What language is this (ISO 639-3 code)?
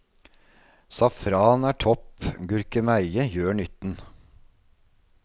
nor